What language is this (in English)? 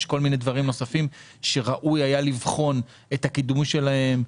Hebrew